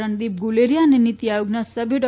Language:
Gujarati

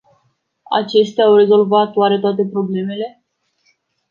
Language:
Romanian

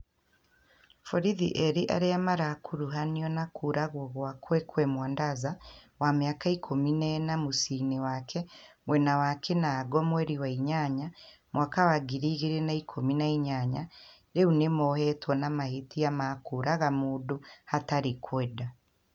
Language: Kikuyu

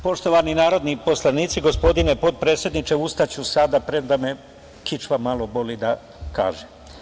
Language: Serbian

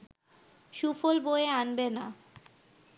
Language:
Bangla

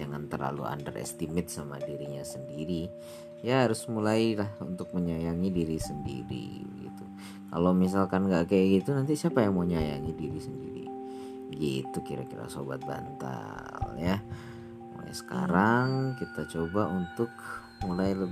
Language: Indonesian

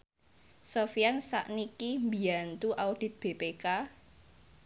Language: Javanese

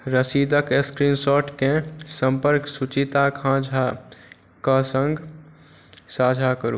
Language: Maithili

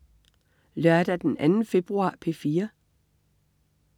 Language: Danish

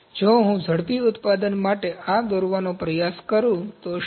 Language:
Gujarati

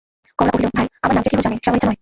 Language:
Bangla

